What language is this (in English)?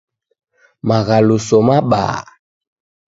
Taita